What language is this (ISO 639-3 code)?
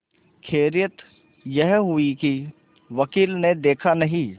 hin